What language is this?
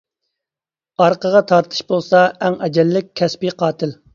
Uyghur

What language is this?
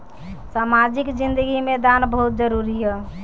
Bhojpuri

